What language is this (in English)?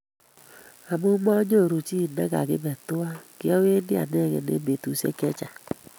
Kalenjin